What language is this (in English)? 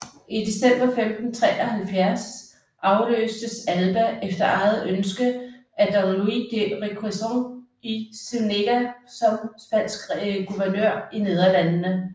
Danish